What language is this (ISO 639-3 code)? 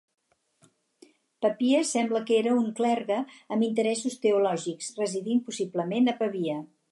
cat